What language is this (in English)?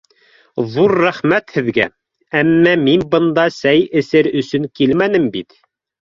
Bashkir